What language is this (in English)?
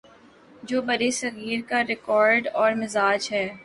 Urdu